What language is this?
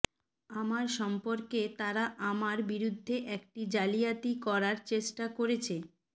Bangla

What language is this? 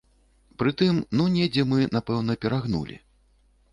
Belarusian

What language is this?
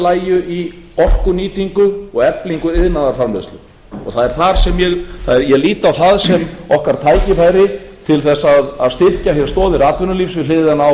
Icelandic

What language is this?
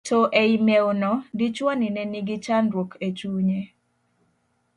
Luo (Kenya and Tanzania)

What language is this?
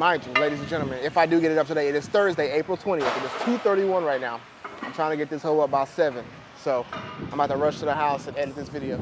English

